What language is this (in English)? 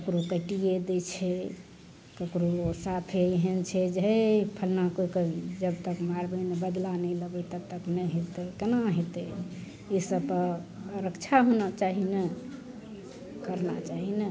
Maithili